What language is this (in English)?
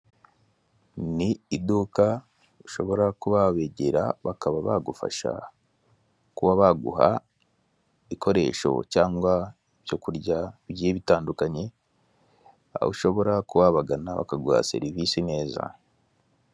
Kinyarwanda